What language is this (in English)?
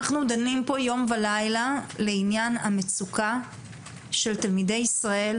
Hebrew